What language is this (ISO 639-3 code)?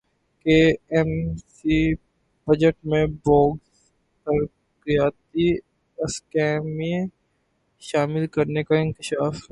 urd